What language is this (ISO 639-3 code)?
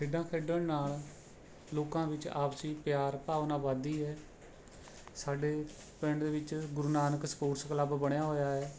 pan